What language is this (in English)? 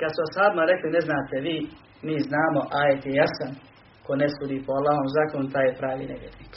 Croatian